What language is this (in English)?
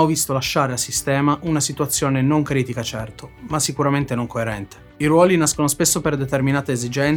Italian